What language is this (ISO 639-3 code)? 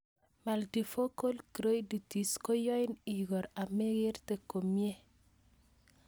kln